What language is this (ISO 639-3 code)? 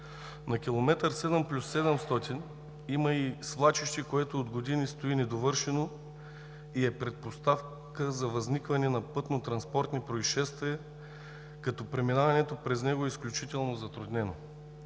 bul